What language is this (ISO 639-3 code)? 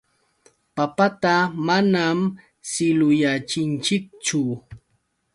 qux